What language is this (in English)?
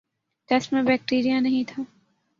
Urdu